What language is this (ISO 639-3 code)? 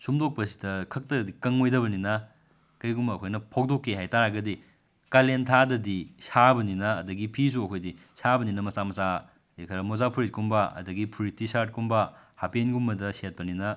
mni